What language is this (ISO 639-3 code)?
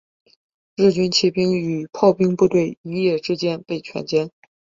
zho